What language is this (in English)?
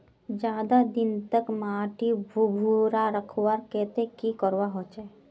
Magahi